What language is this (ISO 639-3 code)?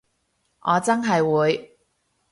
yue